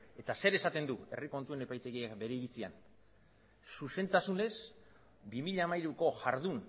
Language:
Basque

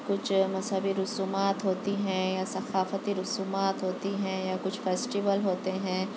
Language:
Urdu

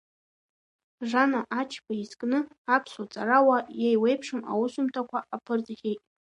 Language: Abkhazian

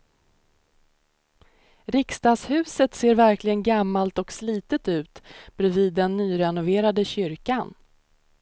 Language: Swedish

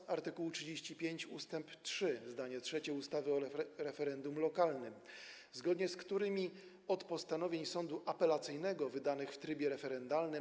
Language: Polish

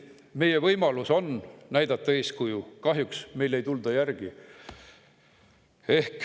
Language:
Estonian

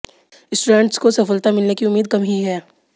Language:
Hindi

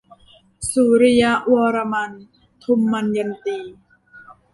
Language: Thai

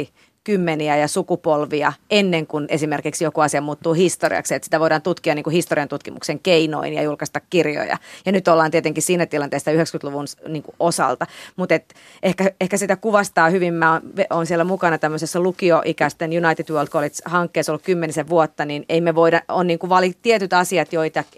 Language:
Finnish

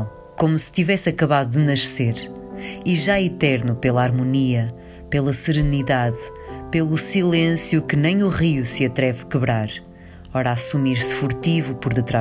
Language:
Portuguese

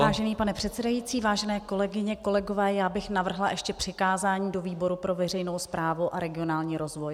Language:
Czech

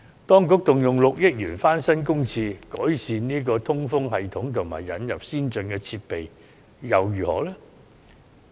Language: Cantonese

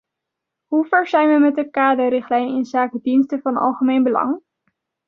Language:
Dutch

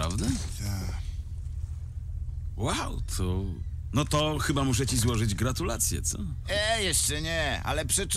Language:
Polish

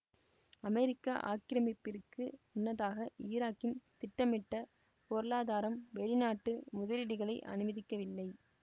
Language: Tamil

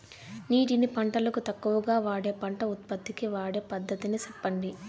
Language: Telugu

